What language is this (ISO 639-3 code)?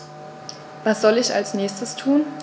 deu